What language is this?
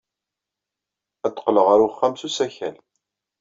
Kabyle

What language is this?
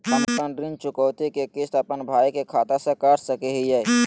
Magahi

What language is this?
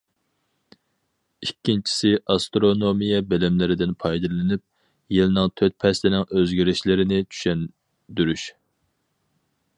Uyghur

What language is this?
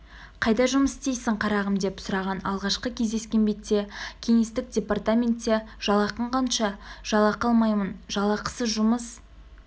Kazakh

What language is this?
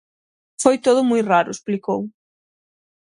Galician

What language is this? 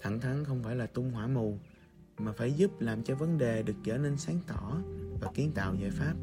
Vietnamese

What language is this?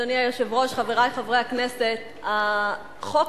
Hebrew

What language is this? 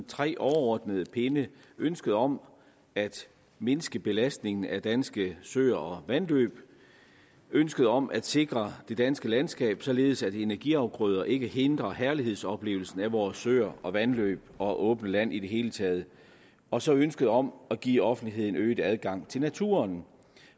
Danish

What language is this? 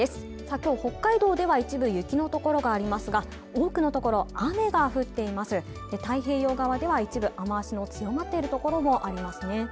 Japanese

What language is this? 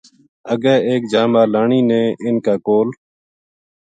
Gujari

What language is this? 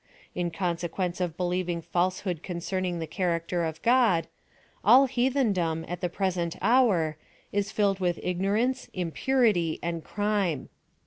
English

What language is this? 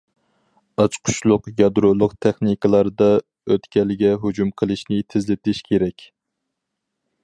Uyghur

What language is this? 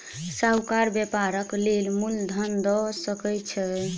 Maithili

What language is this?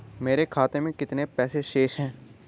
Hindi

